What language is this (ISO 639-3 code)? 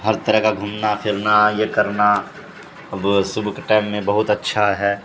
urd